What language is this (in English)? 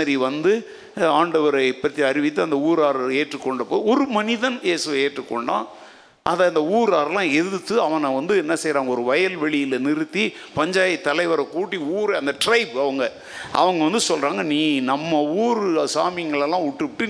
Tamil